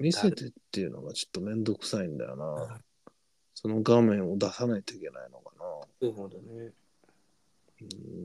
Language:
Japanese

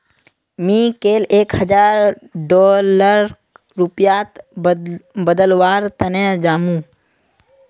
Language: Magahi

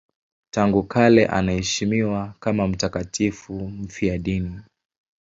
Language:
Swahili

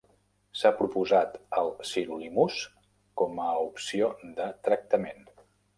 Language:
Catalan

